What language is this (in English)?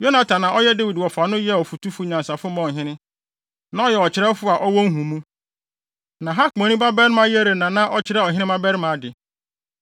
Akan